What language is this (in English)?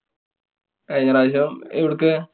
Malayalam